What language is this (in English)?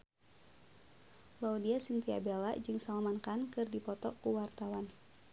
Sundanese